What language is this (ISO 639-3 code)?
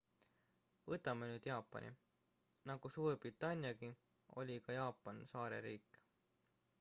est